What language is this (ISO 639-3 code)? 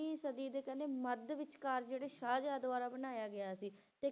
pan